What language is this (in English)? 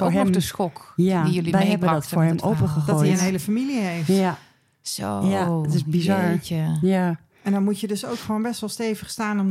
Dutch